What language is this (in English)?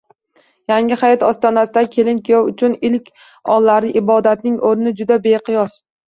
Uzbek